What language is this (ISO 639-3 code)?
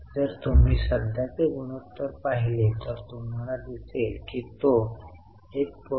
mar